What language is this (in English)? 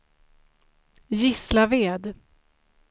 Swedish